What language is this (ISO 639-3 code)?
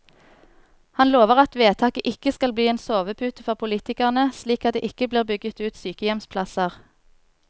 nor